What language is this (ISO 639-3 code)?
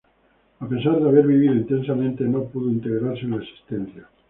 spa